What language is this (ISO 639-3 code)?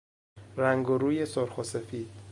fas